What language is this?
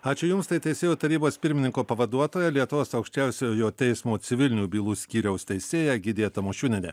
Lithuanian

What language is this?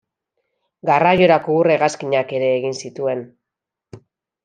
Basque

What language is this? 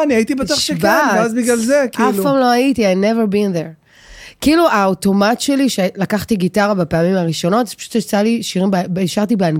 Hebrew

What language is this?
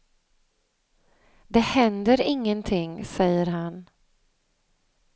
Swedish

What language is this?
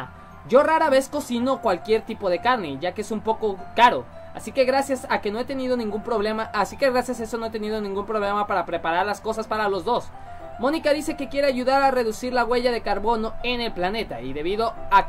Spanish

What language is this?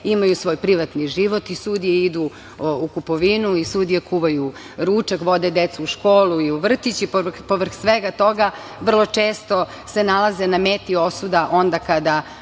Serbian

